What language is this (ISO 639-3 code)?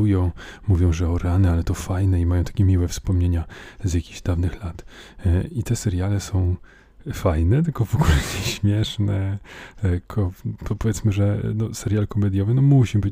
pol